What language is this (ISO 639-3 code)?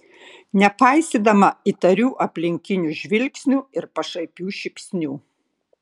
lit